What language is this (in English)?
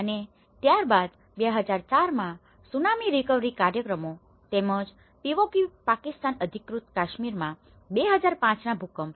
Gujarati